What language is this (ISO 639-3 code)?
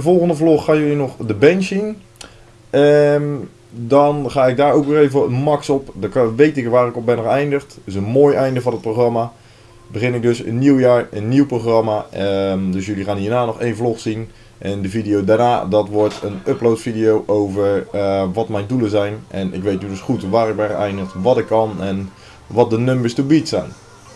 nld